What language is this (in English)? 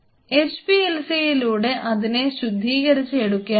Malayalam